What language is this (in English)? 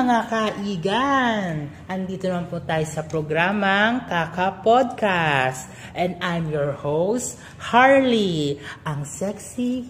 Filipino